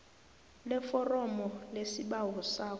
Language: South Ndebele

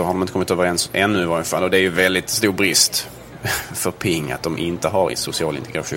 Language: Swedish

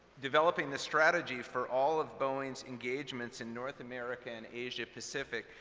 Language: English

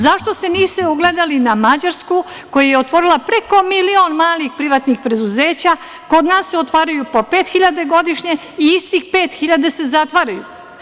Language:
Serbian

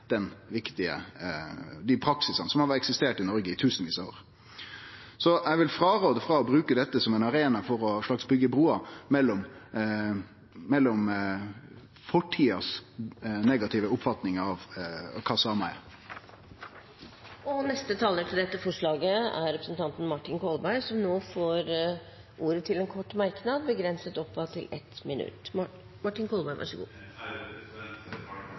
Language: Norwegian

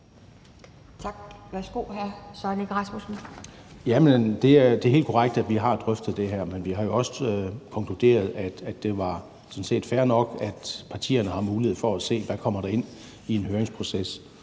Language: Danish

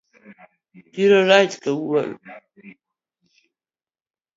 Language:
Luo (Kenya and Tanzania)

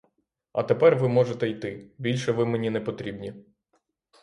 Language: Ukrainian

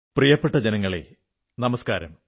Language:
Malayalam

